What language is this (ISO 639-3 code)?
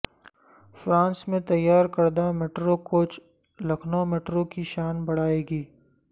urd